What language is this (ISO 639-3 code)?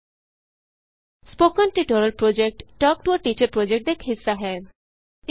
pan